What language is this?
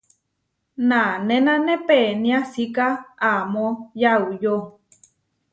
Huarijio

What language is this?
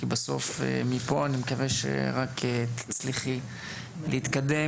Hebrew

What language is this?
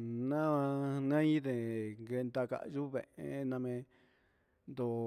Huitepec Mixtec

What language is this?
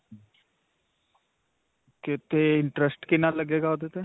Punjabi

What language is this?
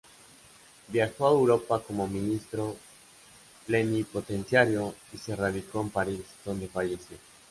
Spanish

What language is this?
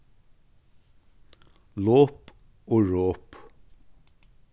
Faroese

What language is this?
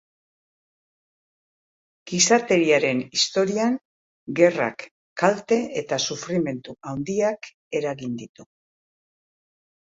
Basque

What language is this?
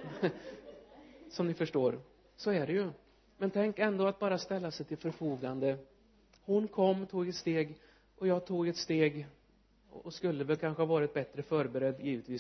Swedish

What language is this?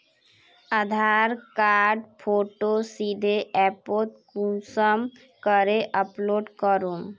Magahi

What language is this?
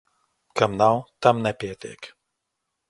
Latvian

